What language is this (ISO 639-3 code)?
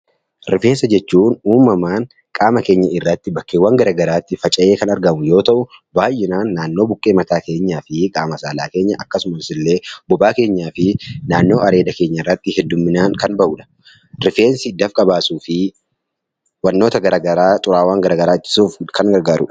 orm